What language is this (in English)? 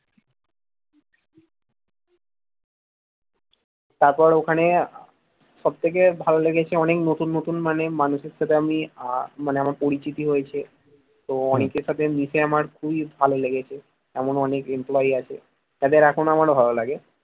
Bangla